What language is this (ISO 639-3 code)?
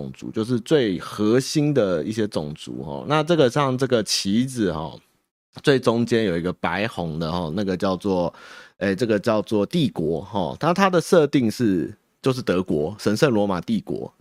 zho